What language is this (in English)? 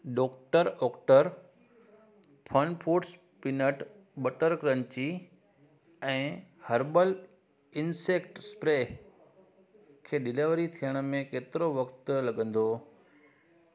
Sindhi